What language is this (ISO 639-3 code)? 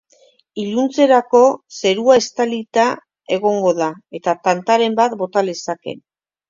eus